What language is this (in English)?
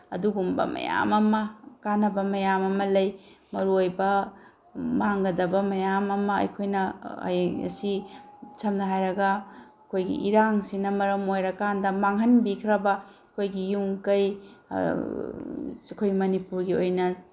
Manipuri